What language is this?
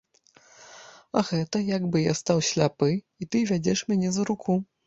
Belarusian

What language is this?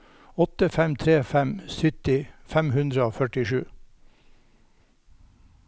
Norwegian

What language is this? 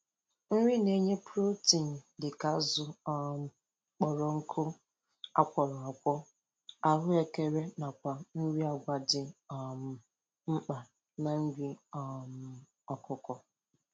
Igbo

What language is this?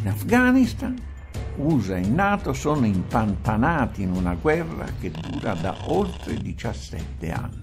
Italian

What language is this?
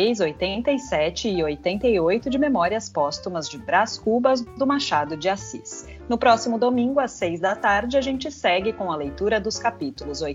Portuguese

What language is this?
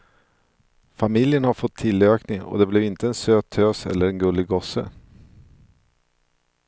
Swedish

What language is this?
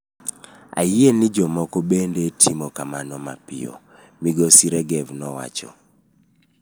Luo (Kenya and Tanzania)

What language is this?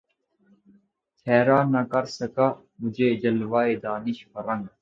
Urdu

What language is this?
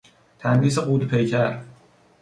Persian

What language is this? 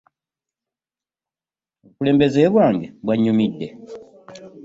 Ganda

